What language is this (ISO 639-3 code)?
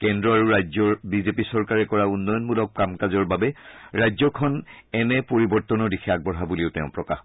asm